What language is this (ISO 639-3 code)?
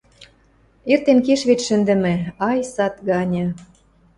mrj